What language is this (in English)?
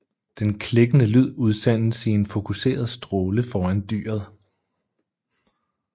Danish